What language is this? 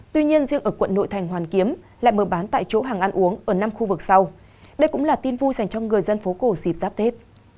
Vietnamese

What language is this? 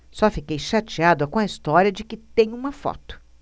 Portuguese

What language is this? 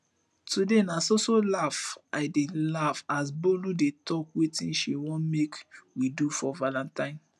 Nigerian Pidgin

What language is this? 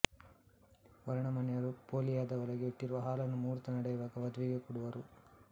Kannada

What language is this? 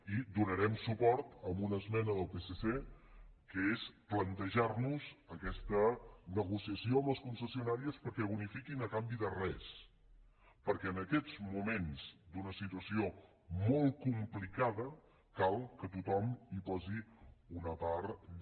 Catalan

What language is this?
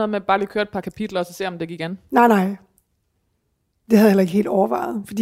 Danish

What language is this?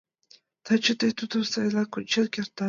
Mari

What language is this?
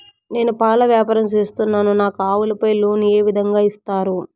Telugu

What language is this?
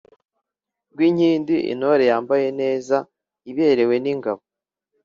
Kinyarwanda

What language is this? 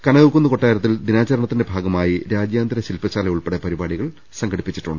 Malayalam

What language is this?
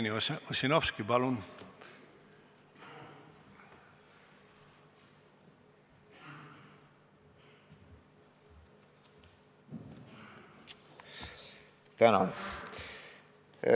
Estonian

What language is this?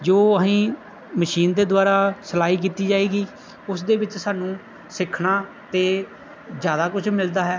Punjabi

